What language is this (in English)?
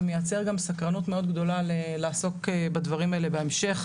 Hebrew